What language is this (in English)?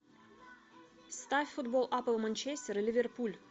Russian